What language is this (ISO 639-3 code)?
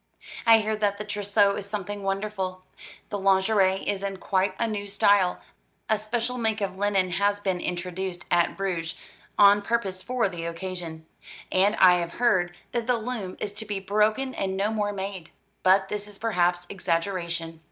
eng